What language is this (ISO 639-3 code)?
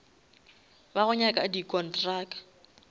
nso